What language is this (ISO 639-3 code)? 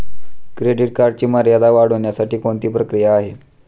mar